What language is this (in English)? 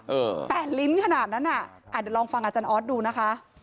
Thai